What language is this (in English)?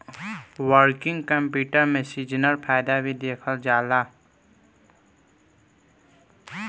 Bhojpuri